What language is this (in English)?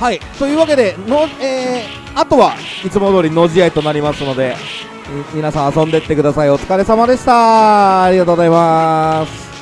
Japanese